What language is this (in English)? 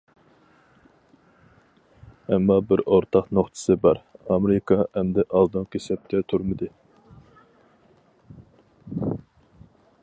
Uyghur